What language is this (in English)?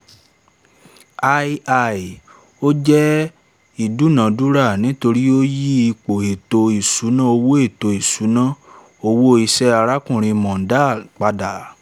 Yoruba